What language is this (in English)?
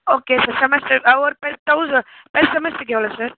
Tamil